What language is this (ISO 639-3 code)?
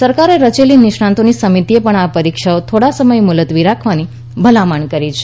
guj